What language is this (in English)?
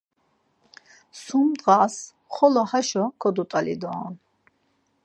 Laz